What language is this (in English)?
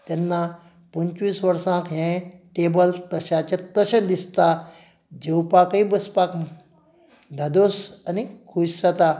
Konkani